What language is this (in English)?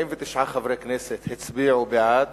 Hebrew